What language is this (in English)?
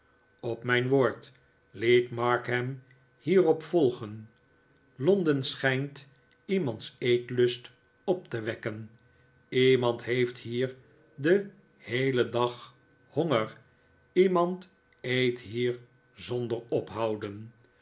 Dutch